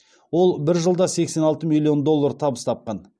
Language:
Kazakh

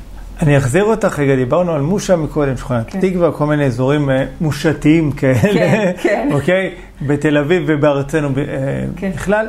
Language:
Hebrew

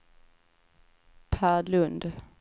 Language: Swedish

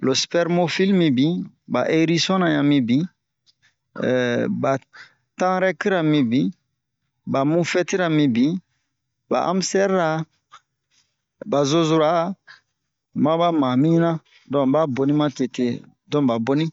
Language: Bomu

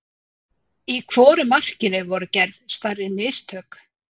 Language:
Icelandic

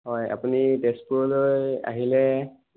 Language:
Assamese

